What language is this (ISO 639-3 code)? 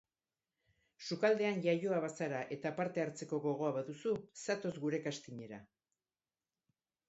eus